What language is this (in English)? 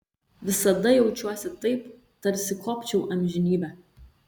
Lithuanian